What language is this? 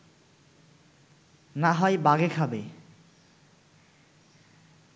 Bangla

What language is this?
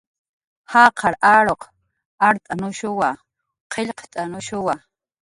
Jaqaru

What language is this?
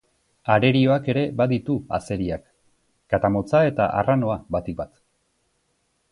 Basque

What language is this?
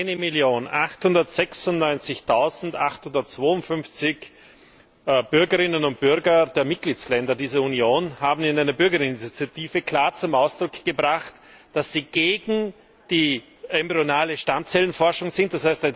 German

